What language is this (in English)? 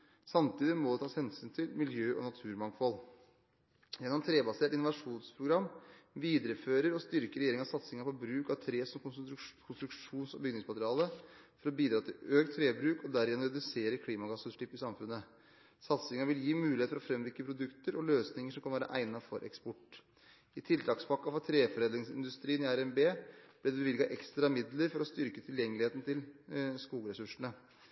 Norwegian Bokmål